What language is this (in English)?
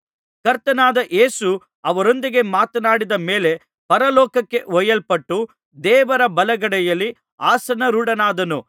Kannada